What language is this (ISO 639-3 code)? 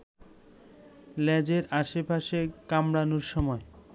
ben